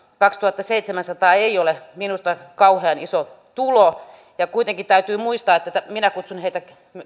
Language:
Finnish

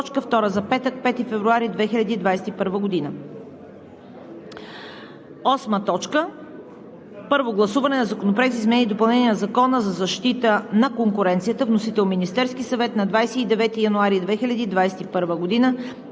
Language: Bulgarian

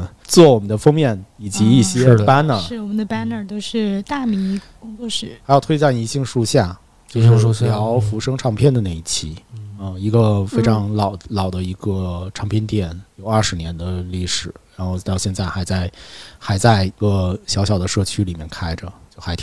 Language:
Chinese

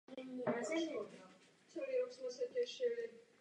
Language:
Czech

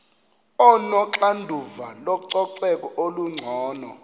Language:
Xhosa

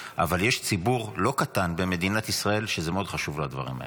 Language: Hebrew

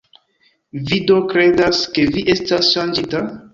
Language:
Esperanto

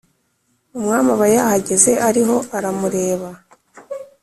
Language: Kinyarwanda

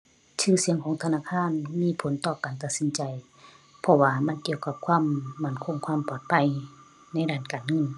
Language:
Thai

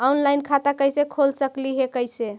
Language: Magahi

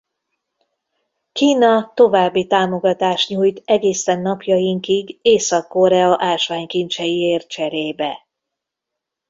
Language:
Hungarian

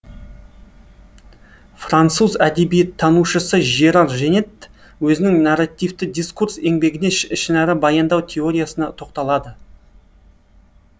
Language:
Kazakh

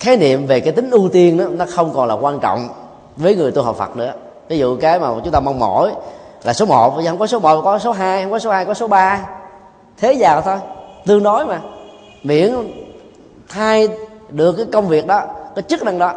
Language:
Vietnamese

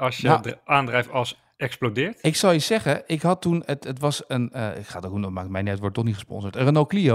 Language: Dutch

